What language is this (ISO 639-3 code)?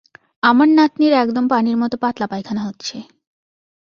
ben